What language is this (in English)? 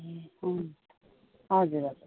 Nepali